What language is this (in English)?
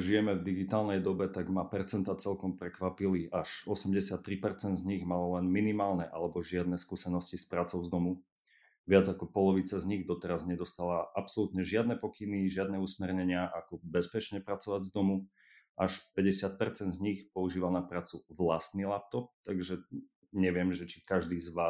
Slovak